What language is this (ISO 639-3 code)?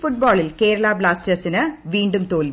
mal